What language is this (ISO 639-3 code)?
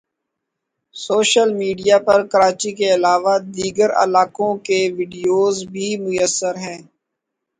urd